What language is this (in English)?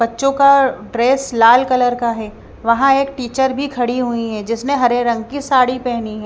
Hindi